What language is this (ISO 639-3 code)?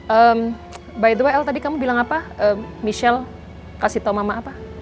ind